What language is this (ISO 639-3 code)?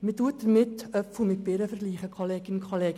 gsw